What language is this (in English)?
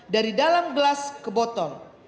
Indonesian